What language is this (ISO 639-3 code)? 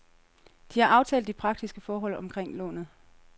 dan